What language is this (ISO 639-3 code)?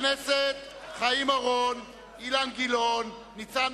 heb